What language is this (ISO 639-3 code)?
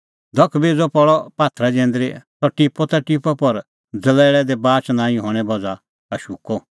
kfx